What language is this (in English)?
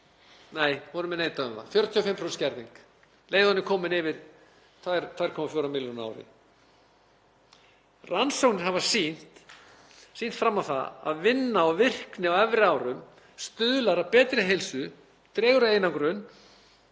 Icelandic